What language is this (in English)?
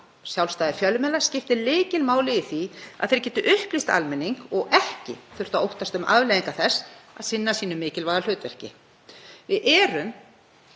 Icelandic